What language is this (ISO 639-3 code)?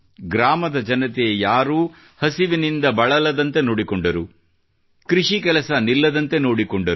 kan